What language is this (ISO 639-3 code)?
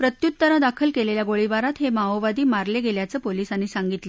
mar